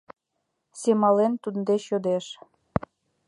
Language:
Mari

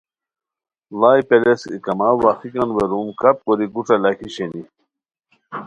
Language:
Khowar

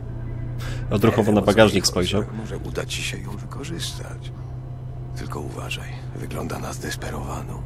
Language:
Polish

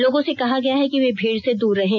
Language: Hindi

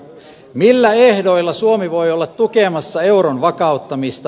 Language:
Finnish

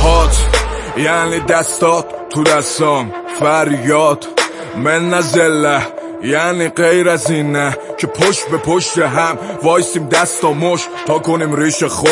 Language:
Persian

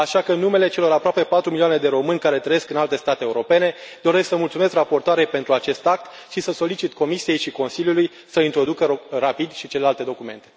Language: Romanian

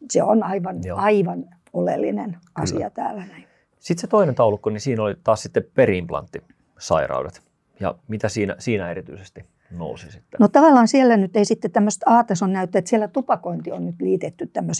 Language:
Finnish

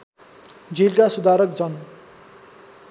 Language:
Nepali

